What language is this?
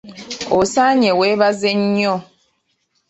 Ganda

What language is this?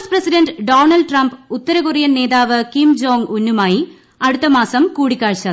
Malayalam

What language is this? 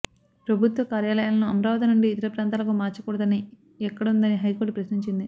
Telugu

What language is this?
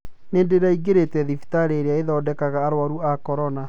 Kikuyu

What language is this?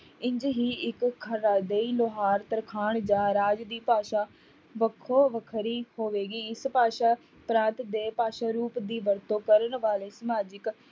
Punjabi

